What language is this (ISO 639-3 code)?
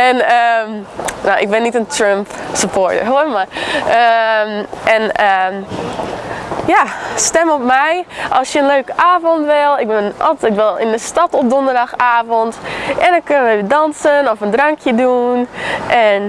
nld